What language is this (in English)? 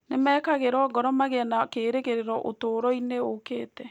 Kikuyu